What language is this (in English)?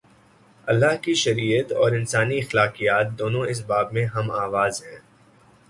Urdu